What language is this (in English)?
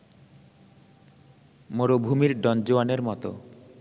Bangla